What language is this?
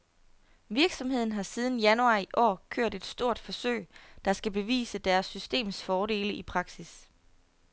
Danish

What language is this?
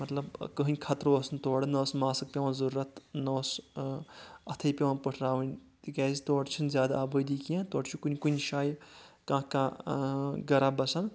Kashmiri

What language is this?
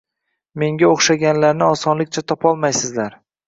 Uzbek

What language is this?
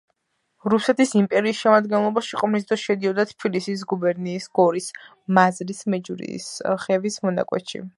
Georgian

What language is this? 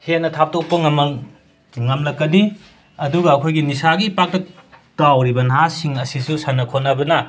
Manipuri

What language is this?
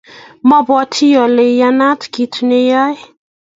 Kalenjin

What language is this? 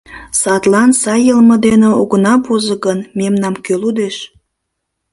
Mari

